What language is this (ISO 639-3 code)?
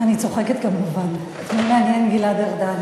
heb